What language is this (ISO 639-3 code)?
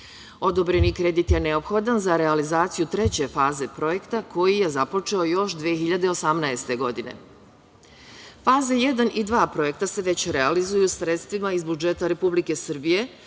srp